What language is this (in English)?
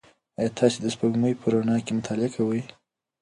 Pashto